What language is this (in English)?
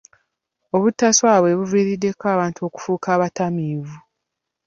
Ganda